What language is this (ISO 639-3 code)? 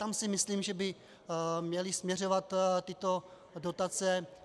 ces